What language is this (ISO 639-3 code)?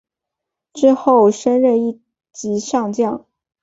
zho